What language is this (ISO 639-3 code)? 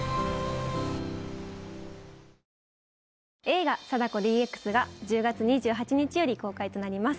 jpn